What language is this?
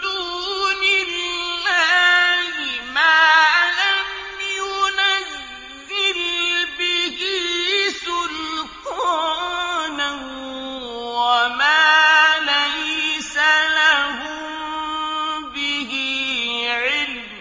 Arabic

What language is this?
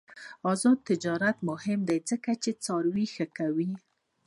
Pashto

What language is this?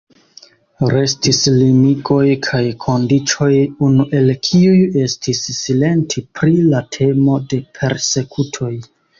Esperanto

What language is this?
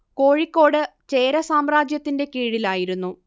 Malayalam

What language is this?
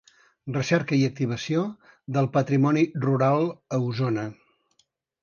Catalan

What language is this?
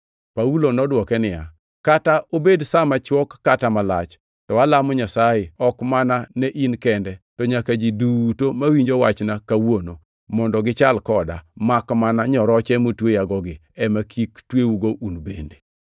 Luo (Kenya and Tanzania)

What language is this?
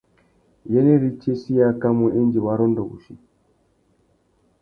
Tuki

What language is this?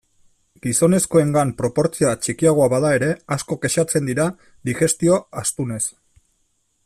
Basque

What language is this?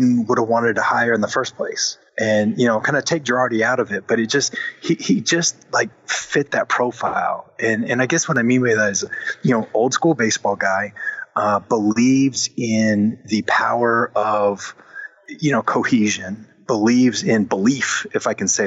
English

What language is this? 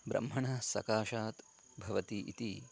Sanskrit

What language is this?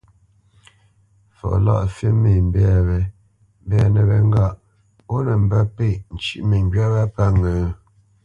Bamenyam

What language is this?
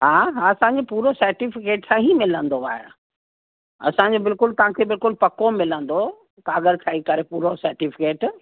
Sindhi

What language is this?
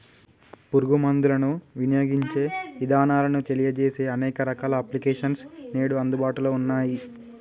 Telugu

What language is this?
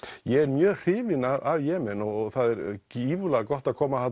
Icelandic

